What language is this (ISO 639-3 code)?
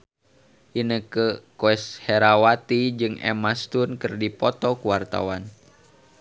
sun